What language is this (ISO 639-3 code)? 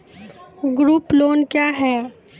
mai